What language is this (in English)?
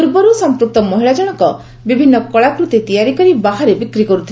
Odia